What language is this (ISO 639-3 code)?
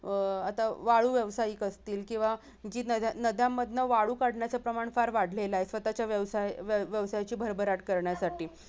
mar